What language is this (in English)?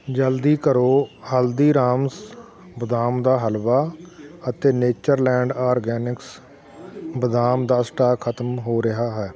Punjabi